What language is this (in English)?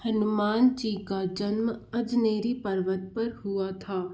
Hindi